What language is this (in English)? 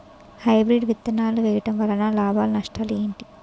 Telugu